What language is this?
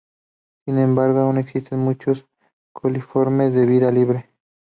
Spanish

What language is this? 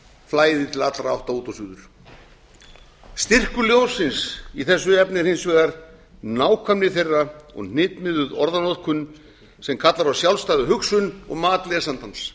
Icelandic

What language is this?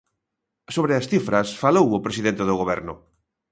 Galician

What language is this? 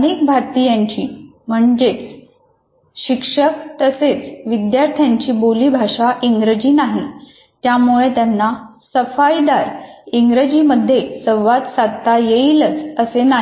Marathi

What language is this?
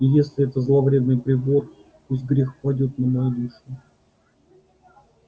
Russian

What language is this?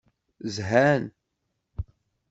Kabyle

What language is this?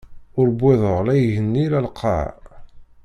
Kabyle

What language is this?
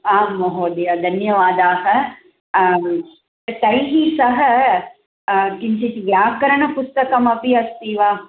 Sanskrit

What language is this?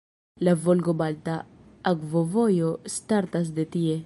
Esperanto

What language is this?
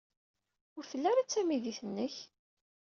Kabyle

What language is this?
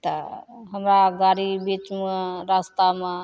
Maithili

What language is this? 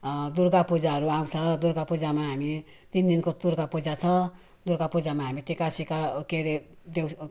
Nepali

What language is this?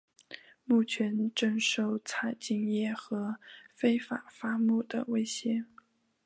Chinese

